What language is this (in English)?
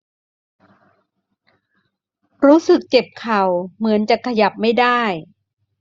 Thai